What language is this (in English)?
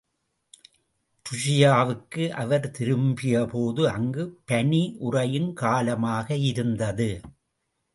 Tamil